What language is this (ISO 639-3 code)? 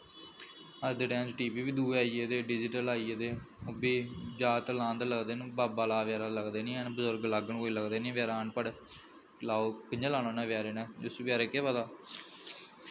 doi